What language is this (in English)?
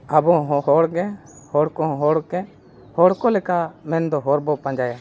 Santali